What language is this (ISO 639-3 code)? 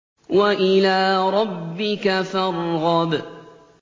ara